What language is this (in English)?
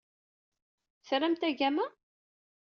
Kabyle